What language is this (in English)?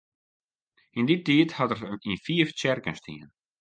Western Frisian